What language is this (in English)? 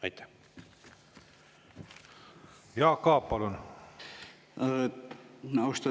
Estonian